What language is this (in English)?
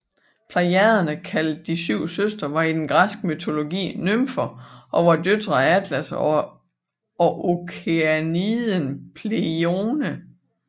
Danish